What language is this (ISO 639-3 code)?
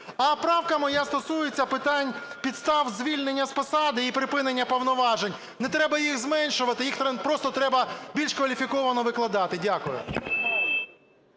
ukr